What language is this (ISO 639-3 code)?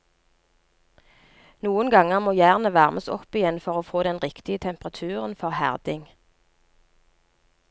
nor